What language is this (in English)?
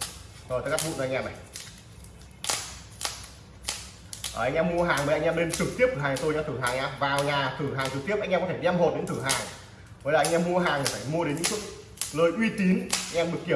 Vietnamese